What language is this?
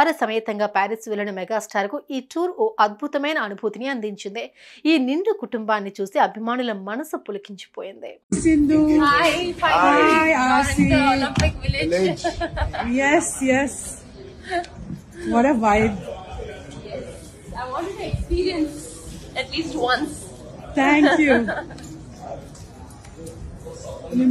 Telugu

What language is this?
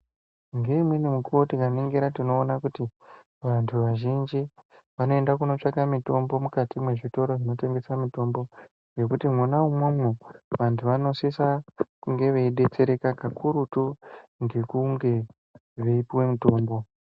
Ndau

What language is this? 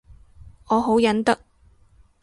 Cantonese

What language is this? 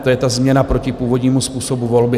Czech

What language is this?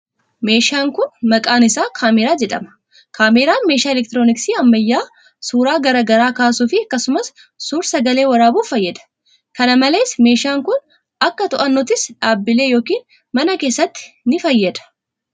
Oromo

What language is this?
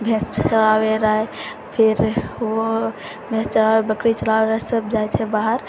Maithili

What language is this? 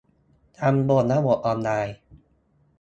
Thai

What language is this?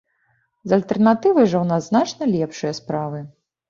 Belarusian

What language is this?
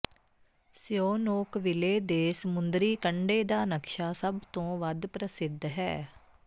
Punjabi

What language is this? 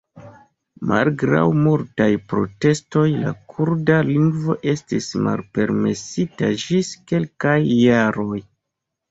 Esperanto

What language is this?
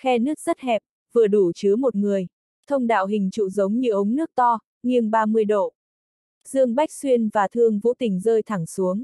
Vietnamese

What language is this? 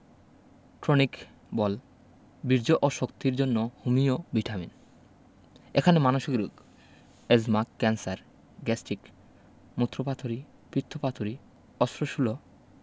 Bangla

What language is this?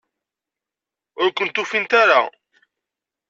Kabyle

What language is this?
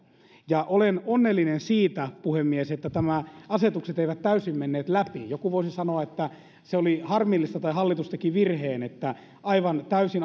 Finnish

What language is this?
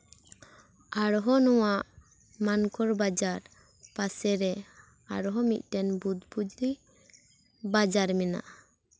Santali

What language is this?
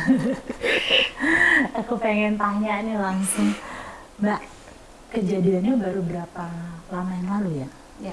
Indonesian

